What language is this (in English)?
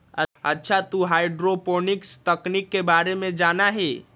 Magahi